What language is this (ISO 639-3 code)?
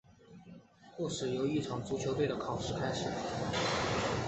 zho